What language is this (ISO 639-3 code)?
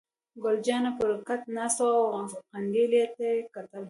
pus